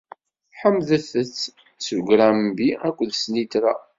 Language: Kabyle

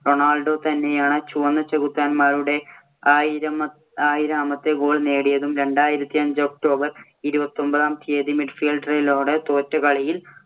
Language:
Malayalam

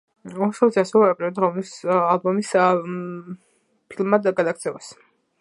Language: Georgian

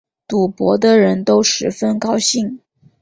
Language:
Chinese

